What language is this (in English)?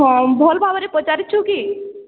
Odia